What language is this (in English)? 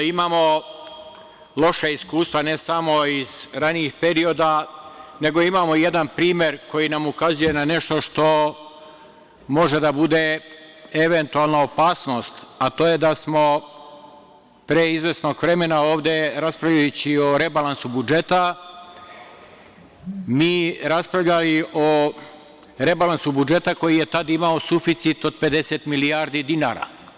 Serbian